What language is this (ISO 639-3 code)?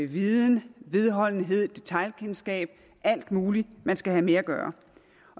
dan